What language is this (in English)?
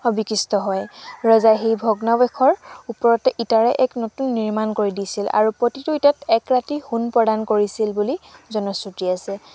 Assamese